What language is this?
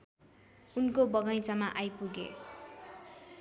Nepali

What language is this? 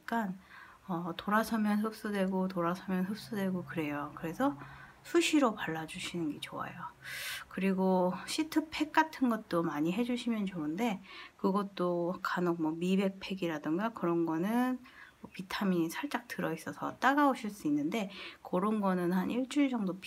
Korean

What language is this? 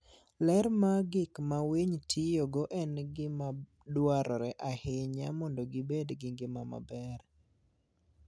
Luo (Kenya and Tanzania)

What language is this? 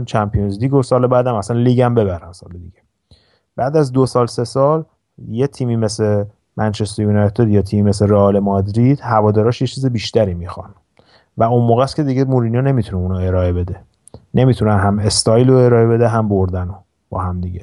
Persian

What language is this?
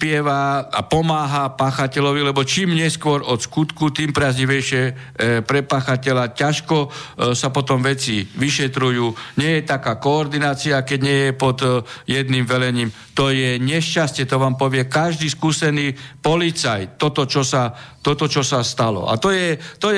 Slovak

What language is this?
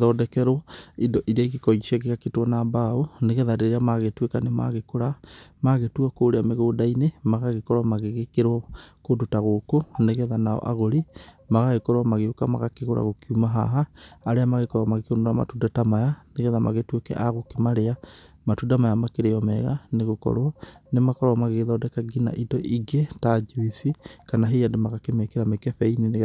Kikuyu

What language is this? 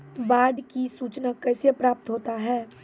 Maithili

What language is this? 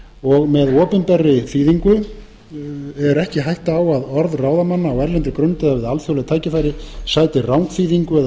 Icelandic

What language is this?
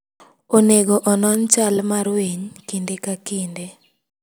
Luo (Kenya and Tanzania)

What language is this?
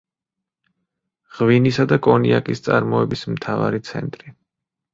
Georgian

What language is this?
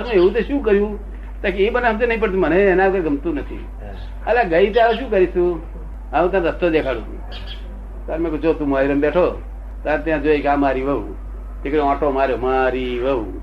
Gujarati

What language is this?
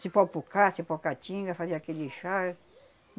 Portuguese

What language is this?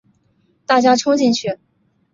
Chinese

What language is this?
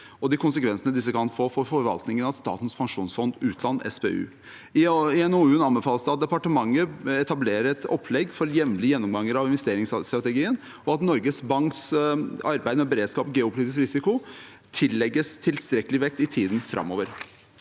Norwegian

